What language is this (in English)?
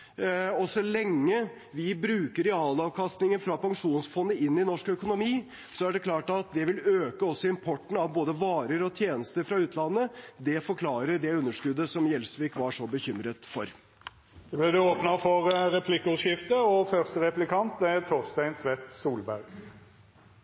Norwegian